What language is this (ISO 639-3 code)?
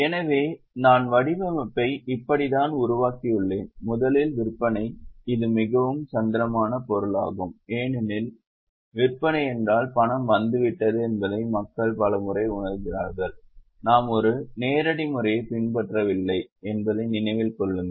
tam